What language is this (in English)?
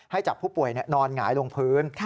Thai